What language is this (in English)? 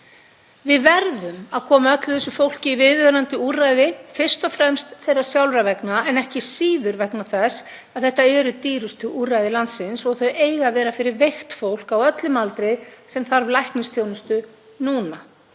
Icelandic